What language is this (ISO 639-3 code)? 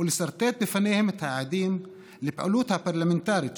heb